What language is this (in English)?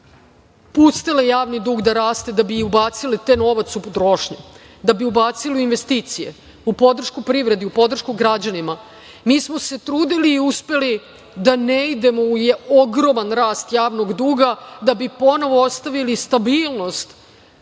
Serbian